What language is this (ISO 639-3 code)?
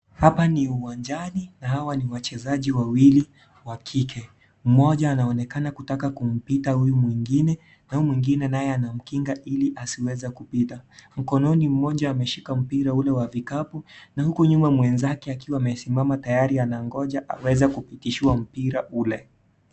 swa